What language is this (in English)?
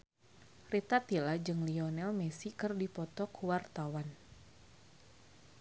Sundanese